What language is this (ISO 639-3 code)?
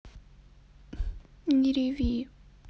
rus